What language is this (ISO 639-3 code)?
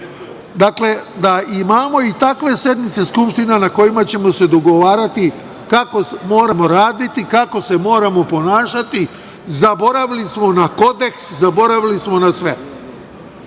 srp